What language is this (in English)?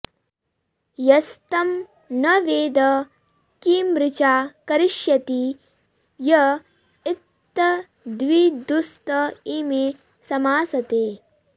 Sanskrit